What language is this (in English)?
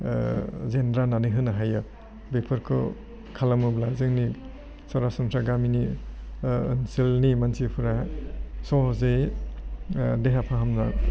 Bodo